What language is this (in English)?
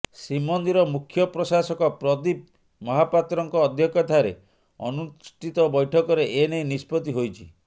Odia